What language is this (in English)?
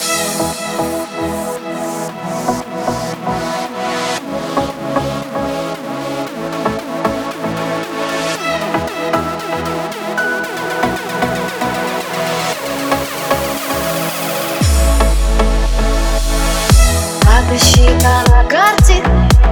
Russian